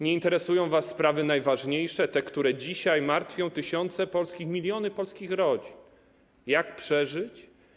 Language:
Polish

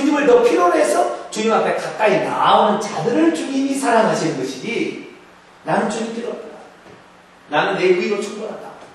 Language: Korean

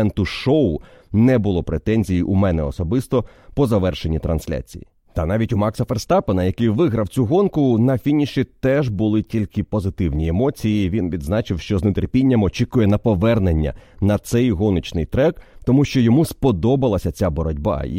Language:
Ukrainian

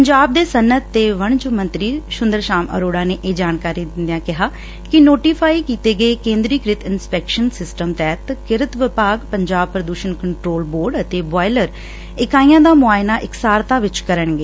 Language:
Punjabi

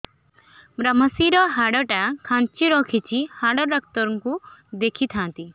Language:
Odia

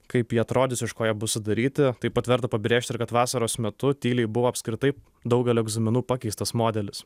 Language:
Lithuanian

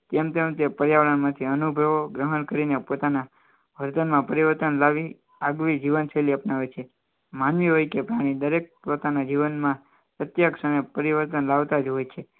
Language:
Gujarati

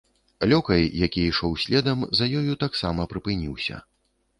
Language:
Belarusian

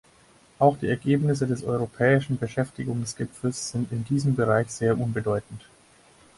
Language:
German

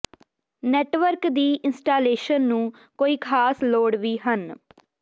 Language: Punjabi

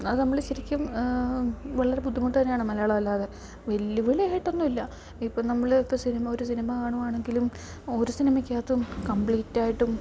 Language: Malayalam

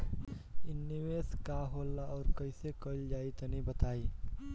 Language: Bhojpuri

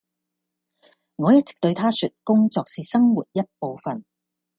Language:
Cantonese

